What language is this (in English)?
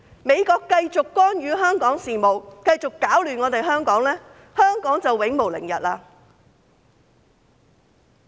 Cantonese